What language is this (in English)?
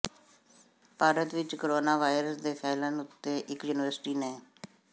Punjabi